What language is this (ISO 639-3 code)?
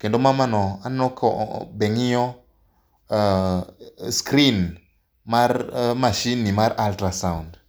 luo